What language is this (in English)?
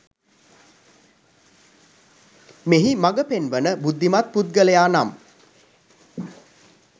Sinhala